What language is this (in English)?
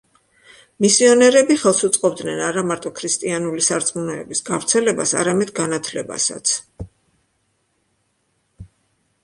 Georgian